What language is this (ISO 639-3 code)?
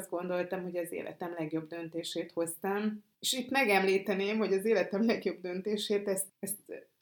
hun